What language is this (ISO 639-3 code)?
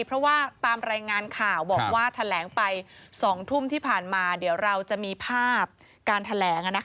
tha